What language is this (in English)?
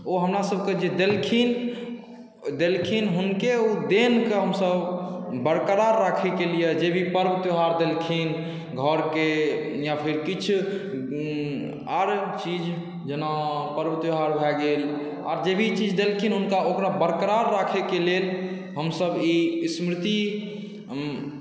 Maithili